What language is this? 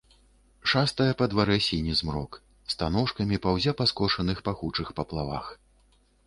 Belarusian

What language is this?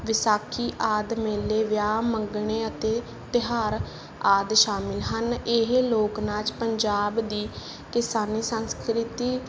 Punjabi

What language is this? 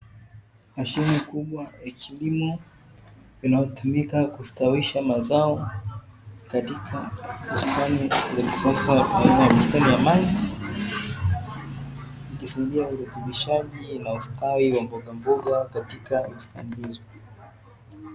Swahili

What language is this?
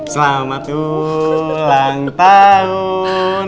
Indonesian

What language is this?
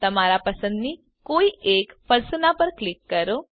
Gujarati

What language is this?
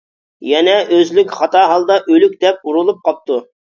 Uyghur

